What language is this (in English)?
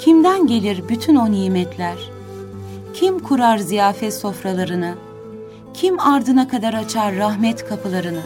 Turkish